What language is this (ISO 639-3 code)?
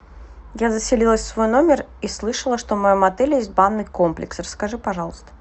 rus